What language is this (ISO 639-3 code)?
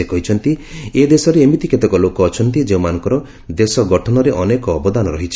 ori